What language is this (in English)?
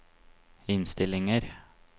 Norwegian